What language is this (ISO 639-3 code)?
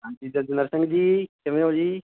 pan